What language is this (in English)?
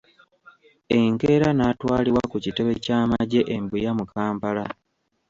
Ganda